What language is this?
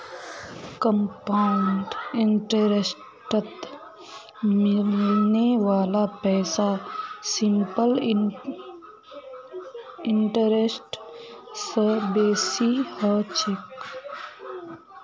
Magahi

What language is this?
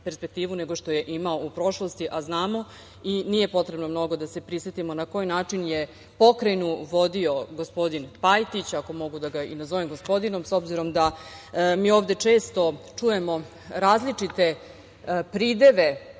Serbian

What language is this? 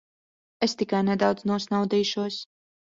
Latvian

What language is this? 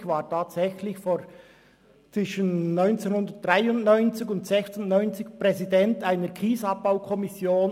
Swiss German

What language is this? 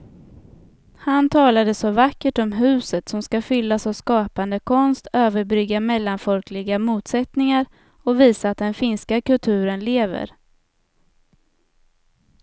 Swedish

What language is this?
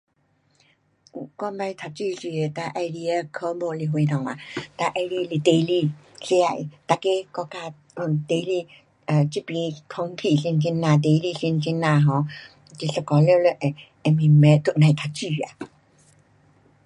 Pu-Xian Chinese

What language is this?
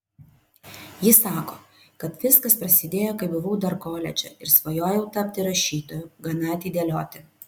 Lithuanian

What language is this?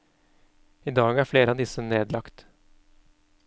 Norwegian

